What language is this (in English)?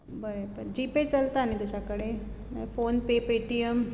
Konkani